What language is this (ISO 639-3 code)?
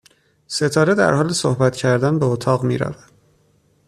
fas